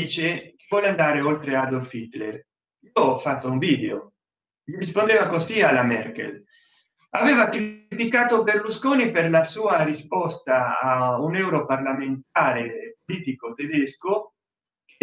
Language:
Italian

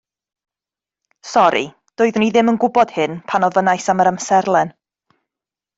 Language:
Welsh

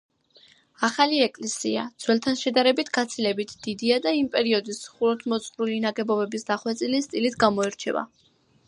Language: Georgian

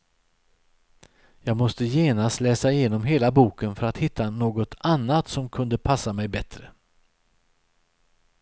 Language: Swedish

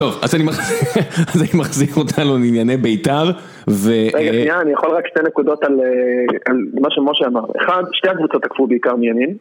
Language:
Hebrew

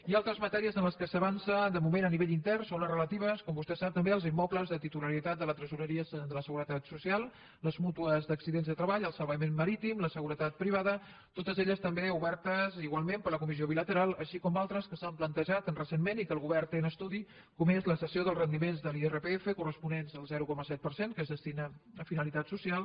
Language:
Catalan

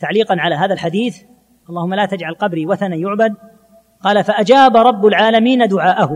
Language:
Arabic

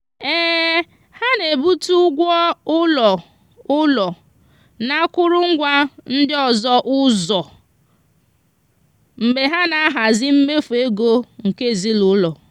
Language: Igbo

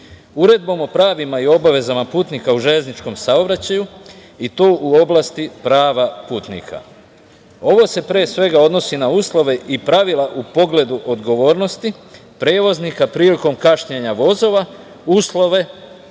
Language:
Serbian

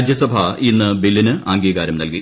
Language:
Malayalam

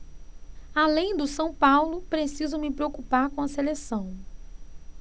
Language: Portuguese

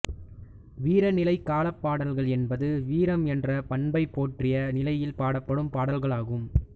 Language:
Tamil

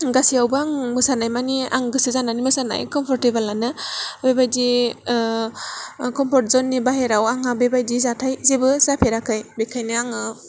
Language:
Bodo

